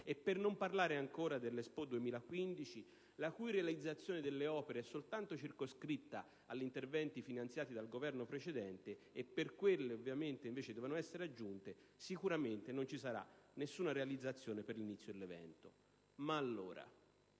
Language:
Italian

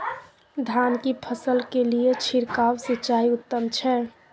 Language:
Maithili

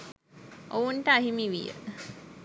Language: Sinhala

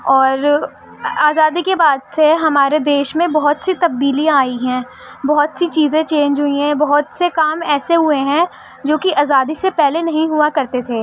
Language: Urdu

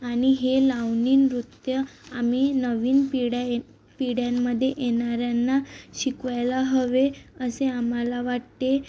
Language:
Marathi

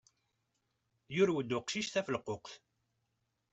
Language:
Kabyle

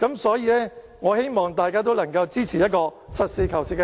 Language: Cantonese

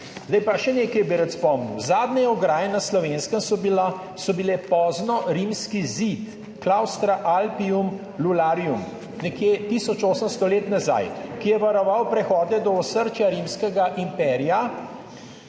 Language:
Slovenian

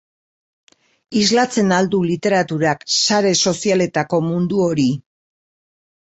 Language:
Basque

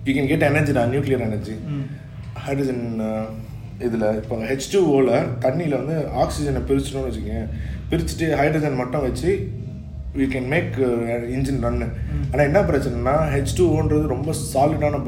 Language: Tamil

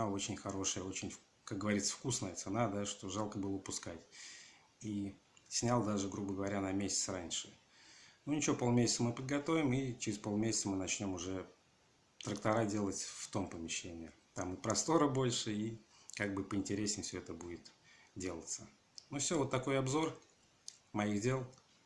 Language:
Russian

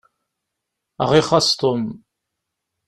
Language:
Kabyle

